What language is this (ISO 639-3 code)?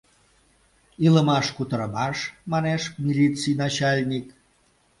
chm